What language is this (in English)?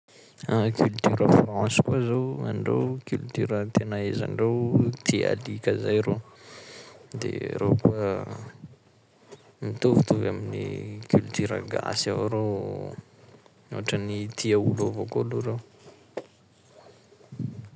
Sakalava Malagasy